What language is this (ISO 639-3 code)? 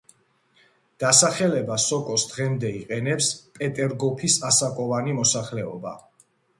kat